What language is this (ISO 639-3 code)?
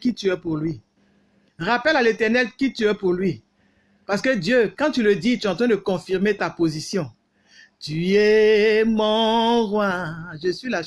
fra